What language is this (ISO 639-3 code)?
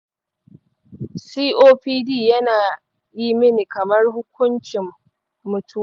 hau